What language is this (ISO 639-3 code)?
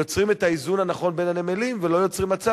heb